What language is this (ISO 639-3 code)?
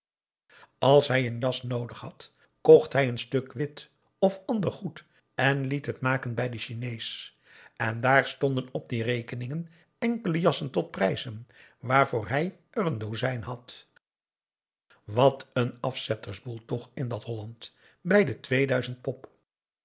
nld